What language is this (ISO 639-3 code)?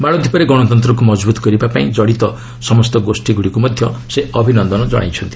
ori